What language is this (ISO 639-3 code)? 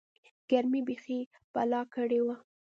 pus